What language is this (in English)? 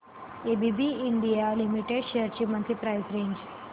Marathi